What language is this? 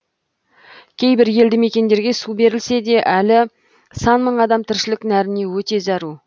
Kazakh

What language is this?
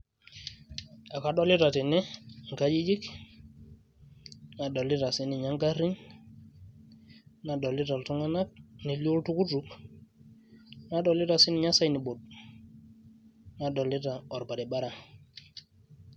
Masai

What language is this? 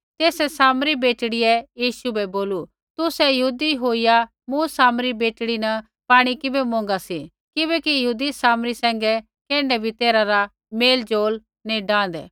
Kullu Pahari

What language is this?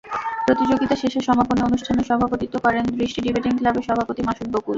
Bangla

